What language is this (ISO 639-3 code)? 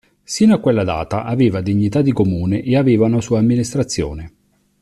ita